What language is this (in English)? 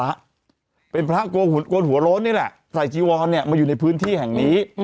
Thai